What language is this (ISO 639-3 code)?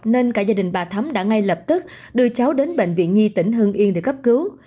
vie